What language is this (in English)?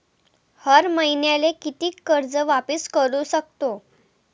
Marathi